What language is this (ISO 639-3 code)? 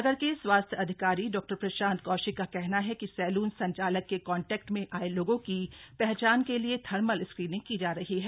hin